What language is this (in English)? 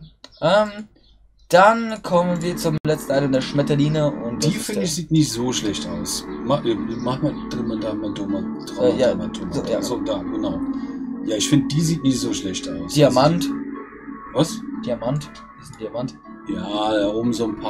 German